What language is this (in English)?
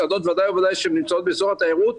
Hebrew